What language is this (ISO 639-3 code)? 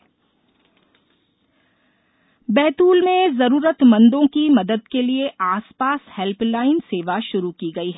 hin